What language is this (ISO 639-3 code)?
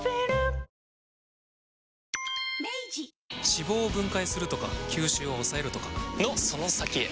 jpn